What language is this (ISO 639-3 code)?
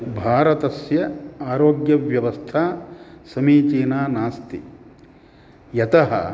san